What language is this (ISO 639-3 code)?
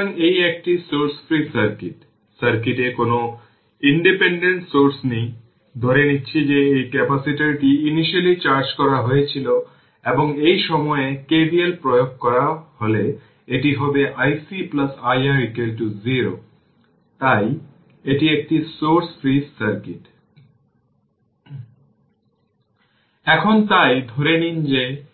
ben